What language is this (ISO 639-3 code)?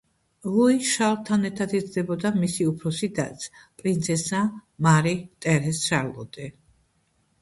kat